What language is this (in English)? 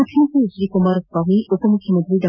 Kannada